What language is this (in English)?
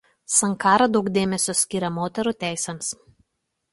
Lithuanian